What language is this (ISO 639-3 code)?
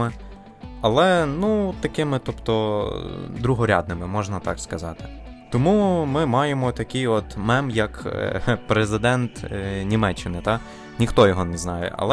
ukr